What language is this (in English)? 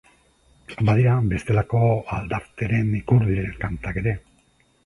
Basque